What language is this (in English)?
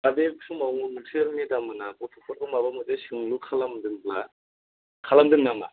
Bodo